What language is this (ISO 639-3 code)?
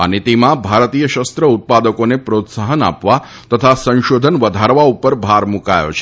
guj